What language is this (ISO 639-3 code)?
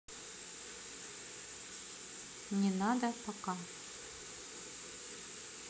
rus